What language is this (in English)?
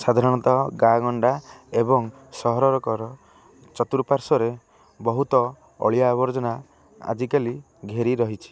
Odia